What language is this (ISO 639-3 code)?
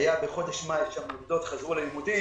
heb